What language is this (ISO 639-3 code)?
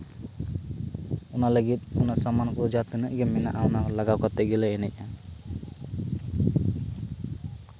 sat